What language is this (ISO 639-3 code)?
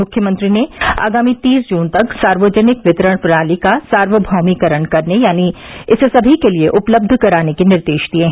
hin